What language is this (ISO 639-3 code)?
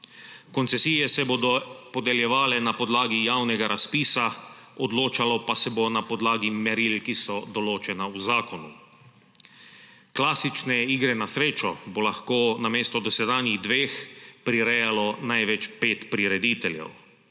slv